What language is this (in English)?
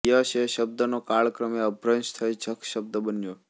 Gujarati